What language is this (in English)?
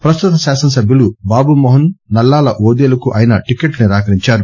Telugu